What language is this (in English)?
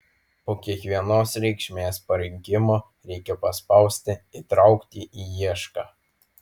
Lithuanian